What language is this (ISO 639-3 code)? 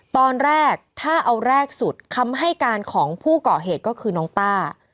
tha